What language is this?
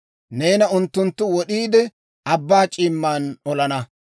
Dawro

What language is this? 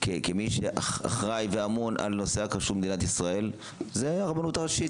Hebrew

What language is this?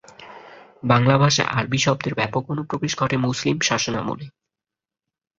Bangla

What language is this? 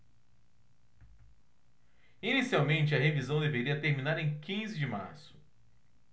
Portuguese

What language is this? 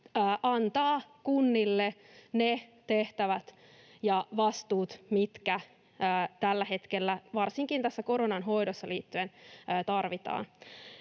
Finnish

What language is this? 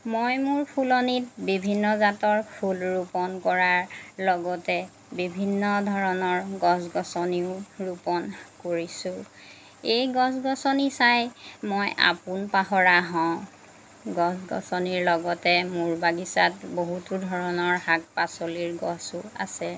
Assamese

